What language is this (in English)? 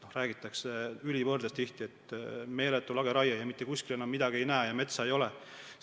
Estonian